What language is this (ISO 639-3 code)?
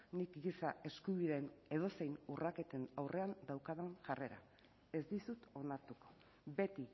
eus